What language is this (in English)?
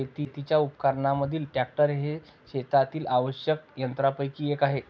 Marathi